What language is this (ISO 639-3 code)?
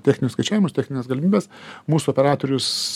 lit